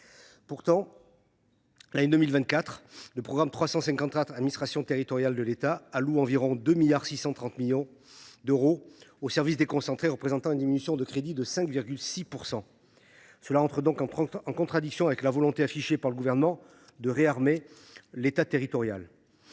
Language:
French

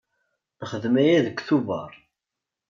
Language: Kabyle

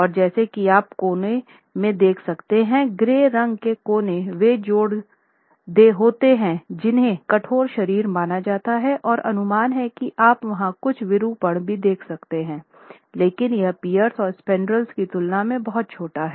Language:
Hindi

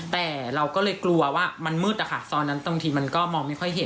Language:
Thai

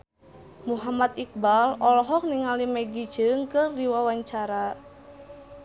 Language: Sundanese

